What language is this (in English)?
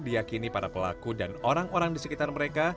Indonesian